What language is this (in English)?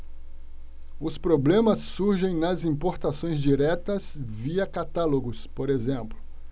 Portuguese